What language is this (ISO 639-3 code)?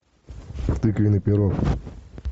rus